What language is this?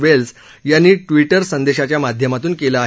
Marathi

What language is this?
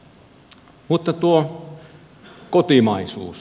Finnish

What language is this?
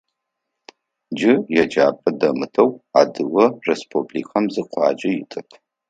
Adyghe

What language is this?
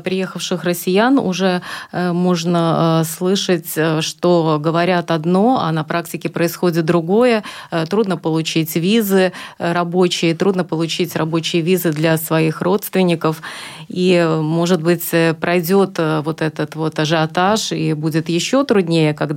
Russian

